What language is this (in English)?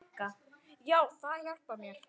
Icelandic